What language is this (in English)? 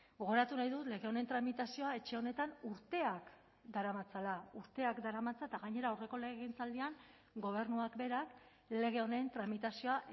Basque